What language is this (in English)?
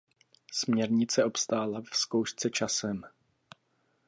Czech